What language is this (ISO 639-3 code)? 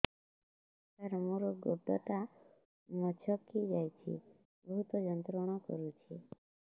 ori